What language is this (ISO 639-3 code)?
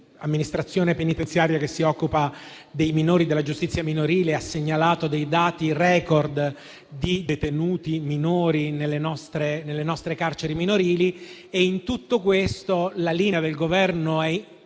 ita